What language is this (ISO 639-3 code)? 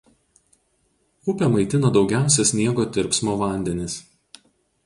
lit